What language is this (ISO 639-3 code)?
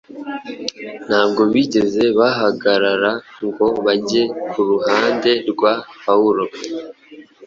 kin